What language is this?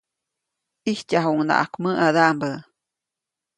Copainalá Zoque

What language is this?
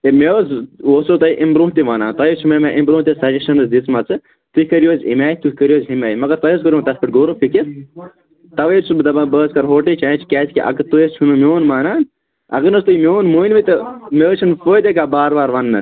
Kashmiri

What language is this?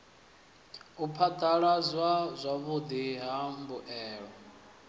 Venda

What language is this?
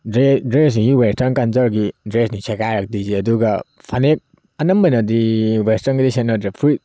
Manipuri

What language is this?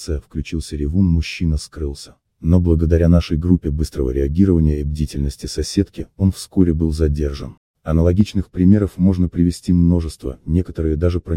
Russian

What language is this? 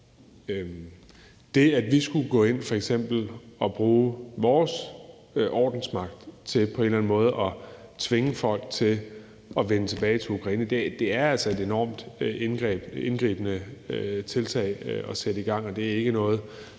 Danish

